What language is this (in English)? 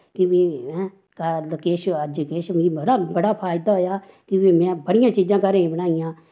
Dogri